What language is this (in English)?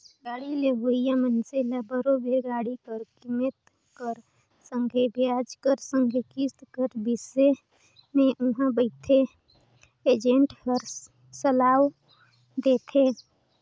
Chhattisgarhi